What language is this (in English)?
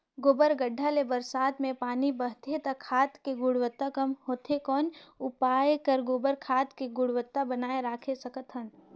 Chhattisgarhi